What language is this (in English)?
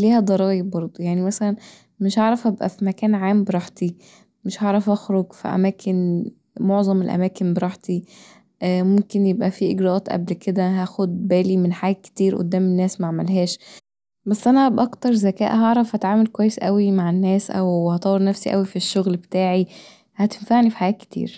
Egyptian Arabic